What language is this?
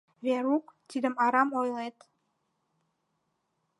Mari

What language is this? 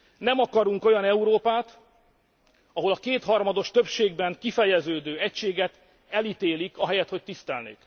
Hungarian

